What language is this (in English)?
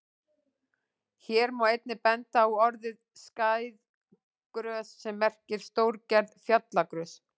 Icelandic